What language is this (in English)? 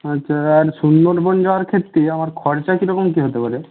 Bangla